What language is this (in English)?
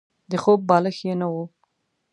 Pashto